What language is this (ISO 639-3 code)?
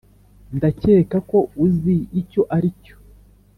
kin